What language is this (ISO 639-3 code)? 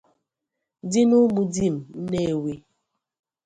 ibo